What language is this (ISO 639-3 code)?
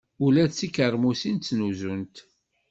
kab